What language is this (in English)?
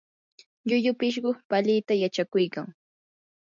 Yanahuanca Pasco Quechua